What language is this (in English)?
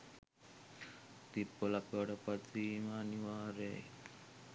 Sinhala